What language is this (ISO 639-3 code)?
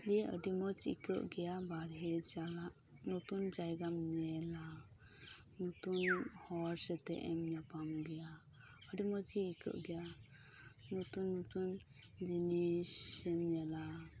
sat